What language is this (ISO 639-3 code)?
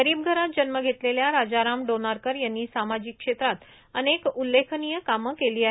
mar